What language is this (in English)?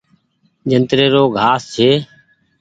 Goaria